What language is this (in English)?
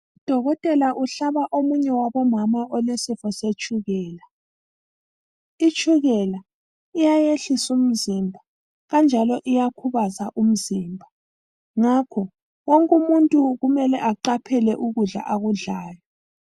North Ndebele